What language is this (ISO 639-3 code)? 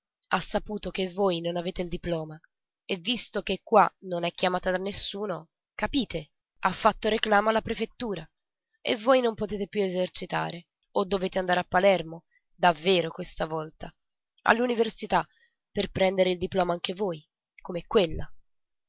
ita